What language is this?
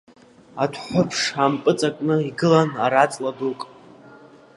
Abkhazian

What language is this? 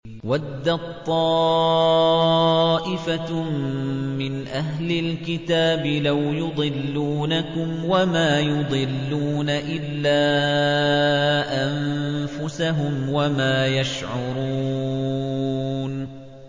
Arabic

